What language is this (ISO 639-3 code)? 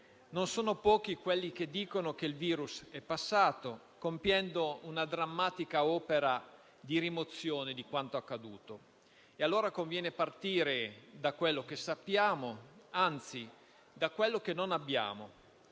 ita